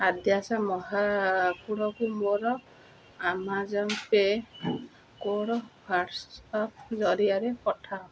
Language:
Odia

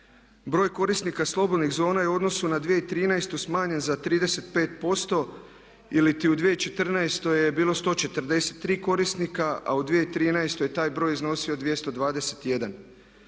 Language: Croatian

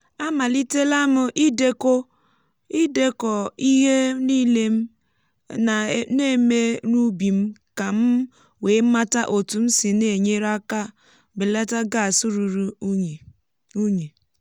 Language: Igbo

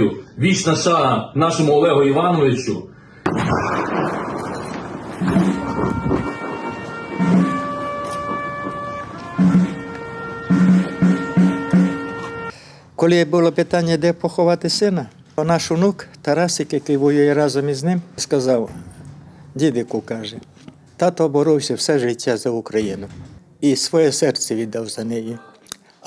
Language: Ukrainian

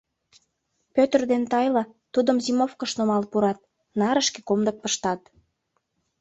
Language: Mari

